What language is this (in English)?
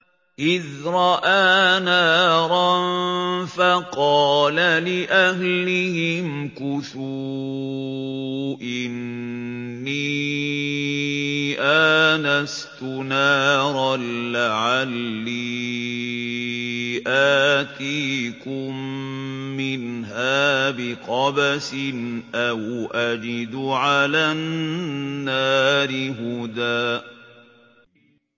Arabic